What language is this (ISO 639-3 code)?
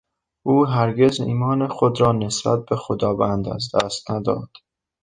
fas